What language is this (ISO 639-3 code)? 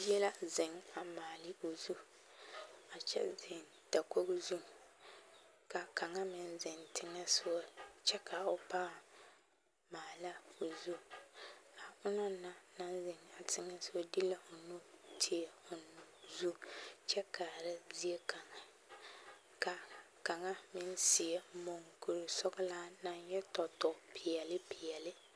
dga